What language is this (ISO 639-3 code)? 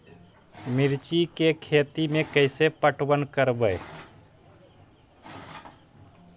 mag